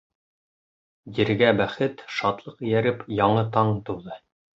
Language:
Bashkir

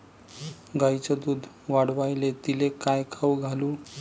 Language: Marathi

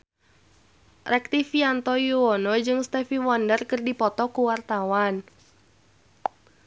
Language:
Sundanese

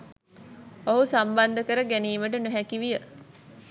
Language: Sinhala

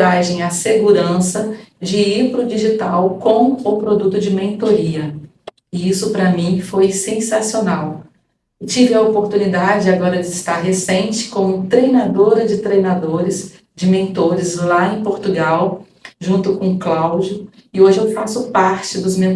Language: Portuguese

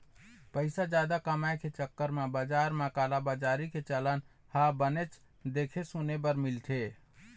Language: Chhattisgarhi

